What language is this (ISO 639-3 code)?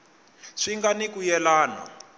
tso